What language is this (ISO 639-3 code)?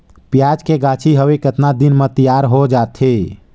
hne